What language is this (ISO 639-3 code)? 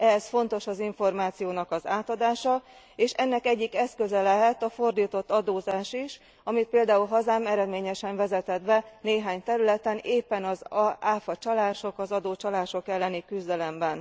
hun